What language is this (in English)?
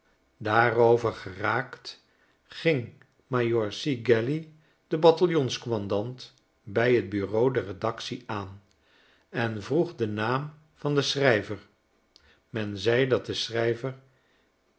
Dutch